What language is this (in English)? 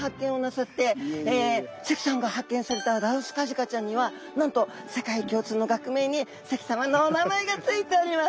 Japanese